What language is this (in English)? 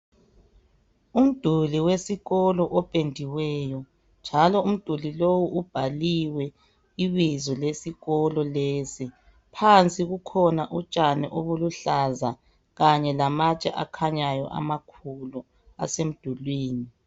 North Ndebele